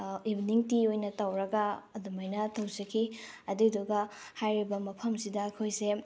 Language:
Manipuri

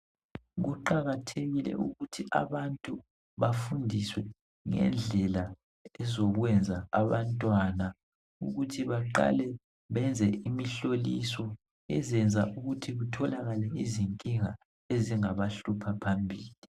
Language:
North Ndebele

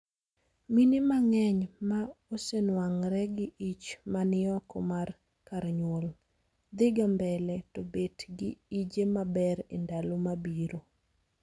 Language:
Luo (Kenya and Tanzania)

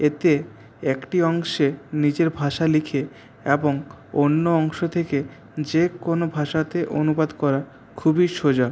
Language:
Bangla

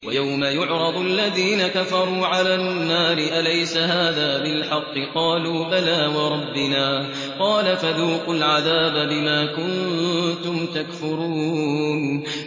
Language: Arabic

